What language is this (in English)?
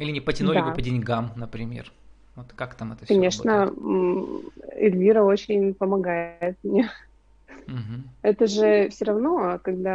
Russian